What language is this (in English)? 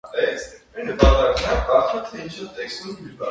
Armenian